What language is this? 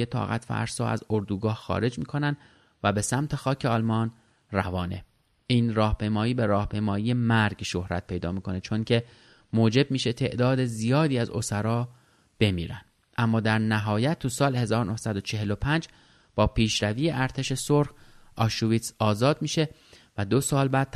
Persian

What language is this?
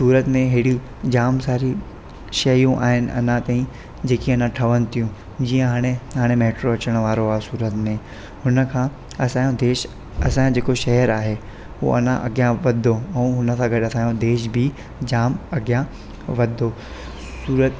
Sindhi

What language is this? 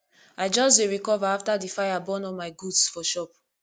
Nigerian Pidgin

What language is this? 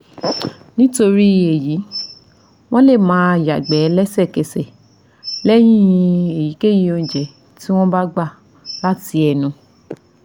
Yoruba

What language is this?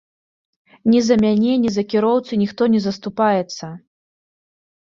Belarusian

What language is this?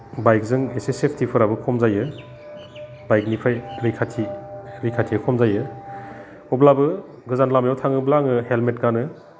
Bodo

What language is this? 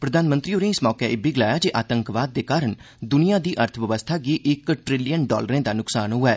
Dogri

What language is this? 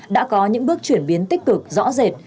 Vietnamese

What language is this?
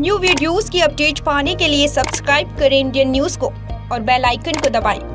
Hindi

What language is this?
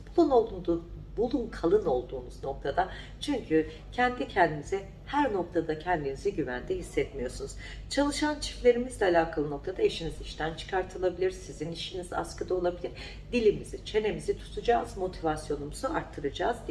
Turkish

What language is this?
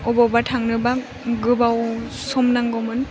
Bodo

